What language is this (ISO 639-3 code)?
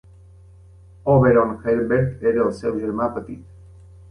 cat